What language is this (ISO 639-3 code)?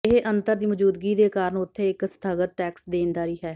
pan